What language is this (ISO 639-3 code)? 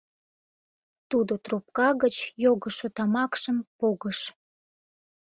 chm